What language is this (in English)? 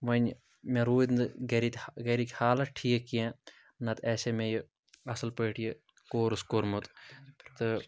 Kashmiri